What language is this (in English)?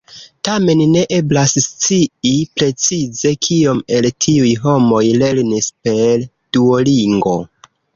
Esperanto